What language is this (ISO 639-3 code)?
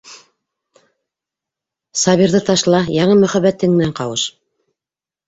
bak